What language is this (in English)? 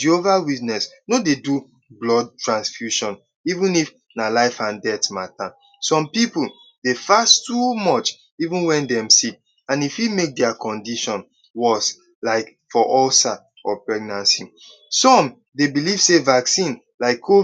Nigerian Pidgin